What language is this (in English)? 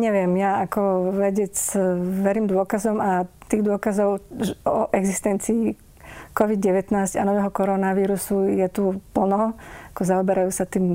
Slovak